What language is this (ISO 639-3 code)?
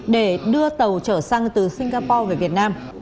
vie